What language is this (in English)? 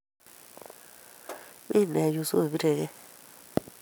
Kalenjin